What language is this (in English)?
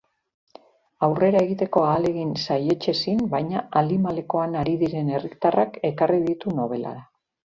Basque